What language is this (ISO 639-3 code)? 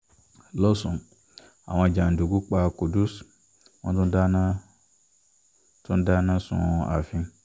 yor